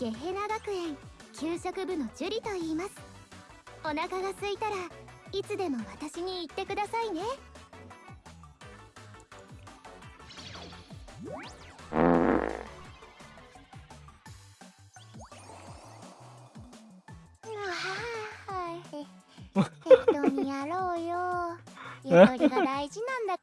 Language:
Indonesian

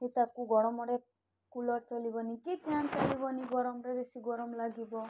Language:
Odia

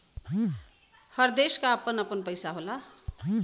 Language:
Bhojpuri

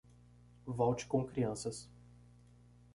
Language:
Portuguese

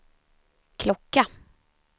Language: Swedish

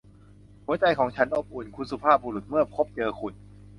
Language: Thai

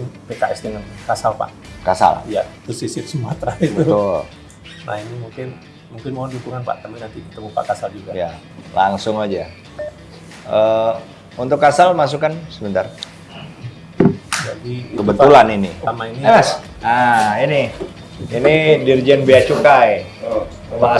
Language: Indonesian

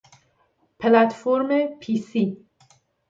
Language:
Persian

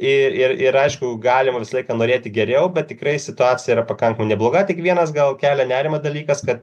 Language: Lithuanian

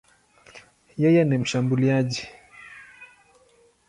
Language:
Swahili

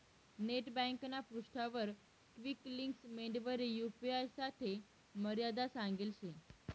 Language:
Marathi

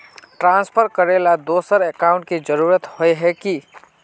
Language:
Magahi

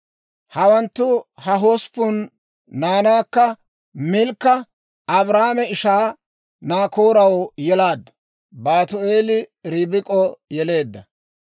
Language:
Dawro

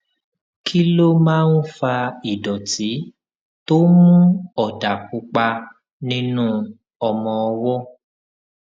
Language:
Yoruba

